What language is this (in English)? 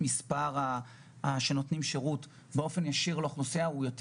Hebrew